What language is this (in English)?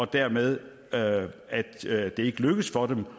Danish